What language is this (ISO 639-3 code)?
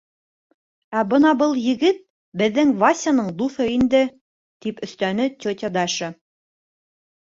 bak